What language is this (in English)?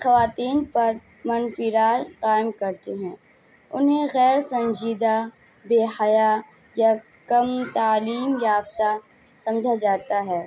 Urdu